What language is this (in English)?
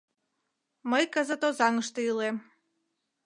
Mari